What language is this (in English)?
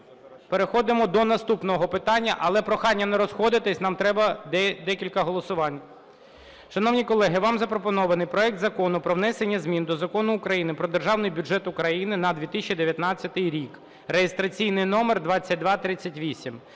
Ukrainian